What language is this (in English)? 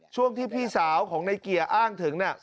Thai